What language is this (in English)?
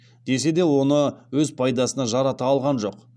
Kazakh